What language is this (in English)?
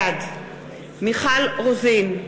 Hebrew